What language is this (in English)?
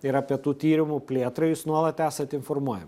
Lithuanian